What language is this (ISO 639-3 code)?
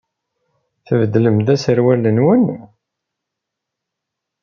kab